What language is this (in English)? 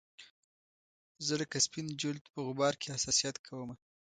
Pashto